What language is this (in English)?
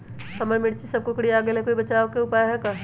Magahi